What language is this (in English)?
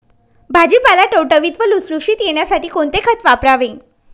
Marathi